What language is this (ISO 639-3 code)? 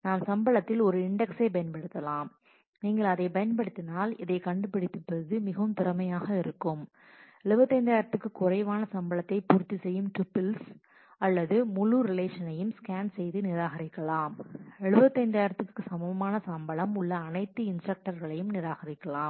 tam